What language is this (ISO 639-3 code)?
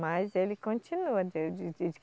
por